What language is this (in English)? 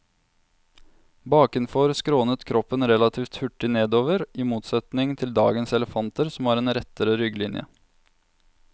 Norwegian